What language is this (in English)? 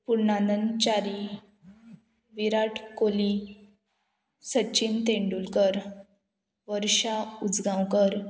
Konkani